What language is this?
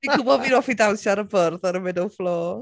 Welsh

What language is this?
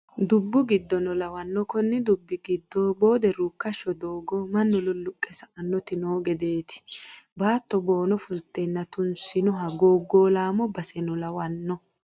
Sidamo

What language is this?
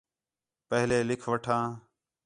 Khetrani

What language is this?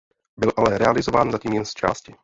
Czech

